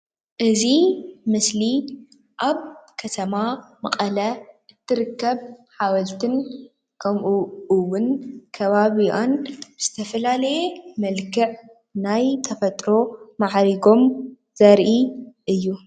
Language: Tigrinya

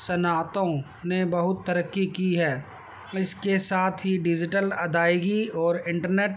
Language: Urdu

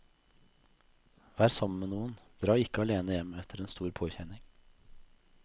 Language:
Norwegian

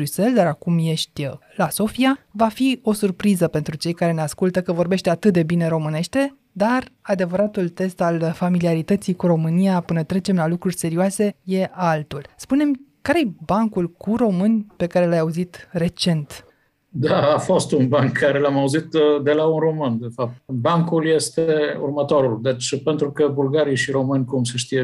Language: Romanian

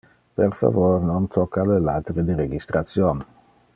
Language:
Interlingua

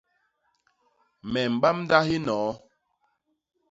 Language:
Basaa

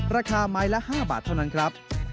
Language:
Thai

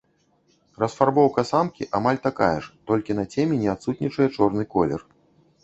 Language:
Belarusian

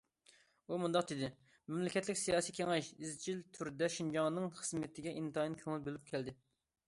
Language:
Uyghur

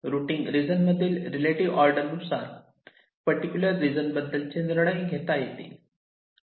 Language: Marathi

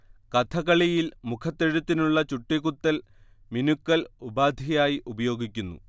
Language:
Malayalam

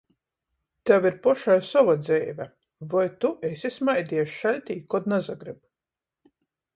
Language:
Latgalian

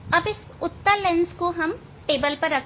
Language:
Hindi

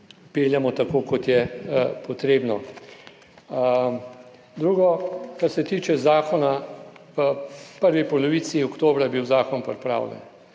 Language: Slovenian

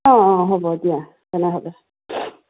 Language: Assamese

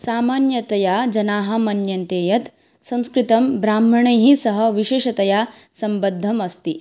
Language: Sanskrit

